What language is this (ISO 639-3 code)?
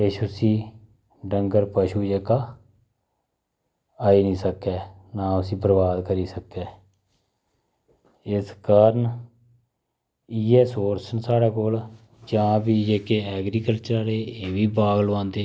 doi